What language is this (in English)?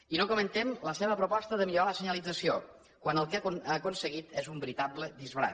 Catalan